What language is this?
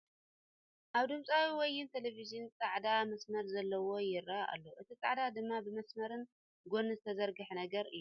Tigrinya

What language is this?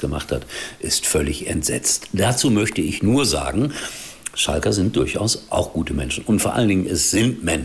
German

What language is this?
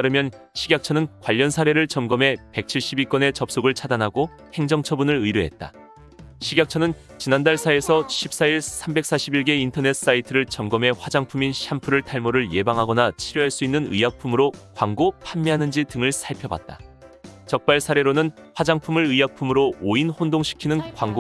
Korean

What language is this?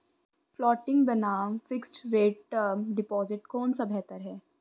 Hindi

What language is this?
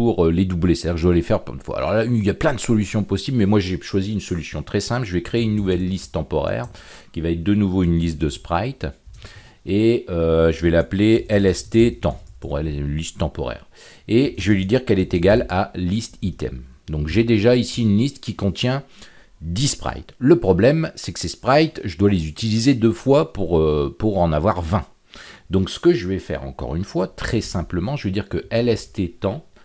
French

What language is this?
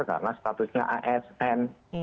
Indonesian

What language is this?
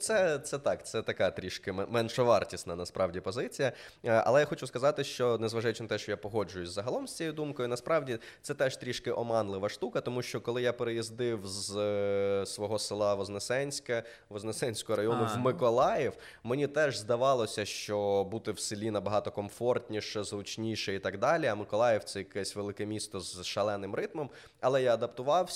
Ukrainian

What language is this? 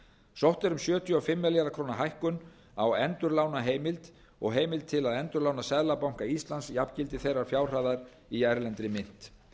Icelandic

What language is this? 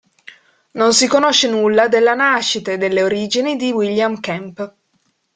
Italian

